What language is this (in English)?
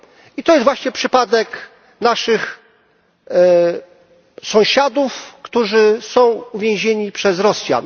Polish